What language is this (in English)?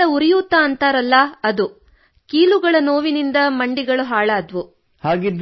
Kannada